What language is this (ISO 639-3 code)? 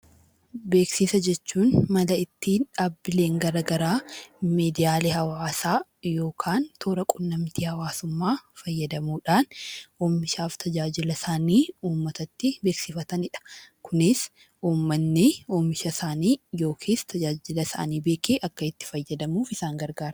orm